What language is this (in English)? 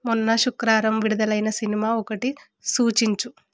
Telugu